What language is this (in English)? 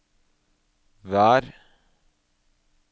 Norwegian